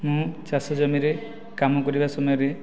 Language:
Odia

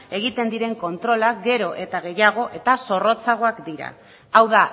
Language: Basque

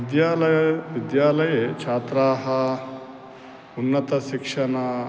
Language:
Sanskrit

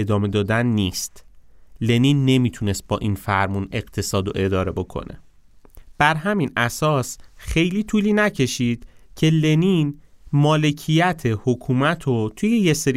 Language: Persian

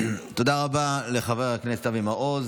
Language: Hebrew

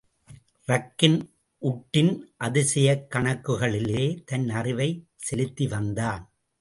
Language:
Tamil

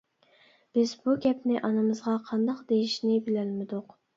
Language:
Uyghur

